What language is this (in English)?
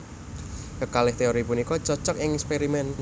Javanese